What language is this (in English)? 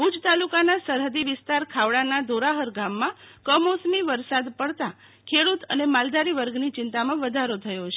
Gujarati